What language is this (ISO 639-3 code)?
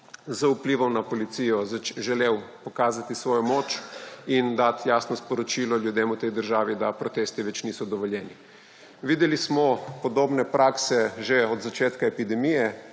slv